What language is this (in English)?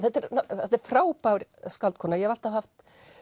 Icelandic